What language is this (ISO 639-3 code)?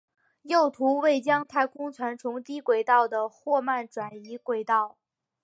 zho